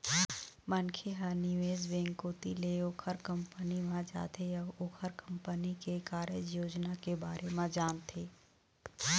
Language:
Chhattisgarhi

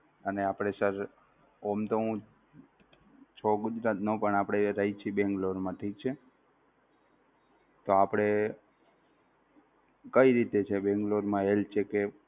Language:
Gujarati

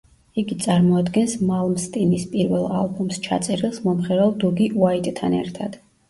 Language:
Georgian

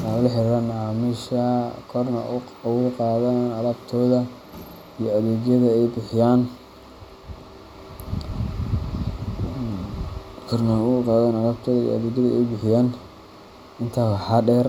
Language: Somali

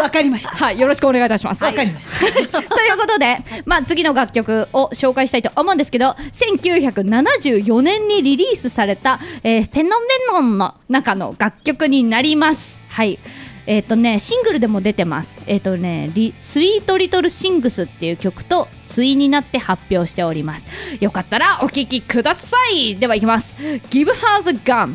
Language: Japanese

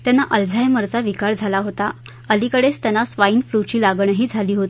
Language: Marathi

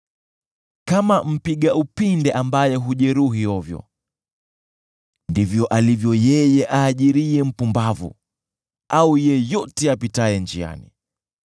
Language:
Swahili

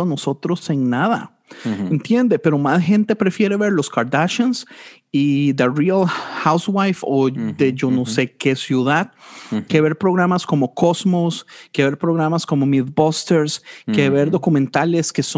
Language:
Spanish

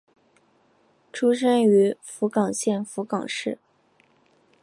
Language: Chinese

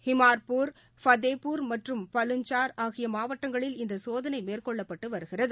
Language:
Tamil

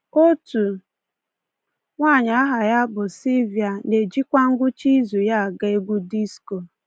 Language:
Igbo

